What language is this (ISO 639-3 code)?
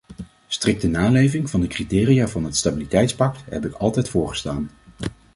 nld